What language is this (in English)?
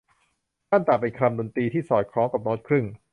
Thai